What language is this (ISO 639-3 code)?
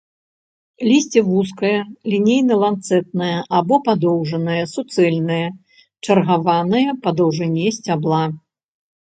bel